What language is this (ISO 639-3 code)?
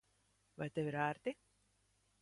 lav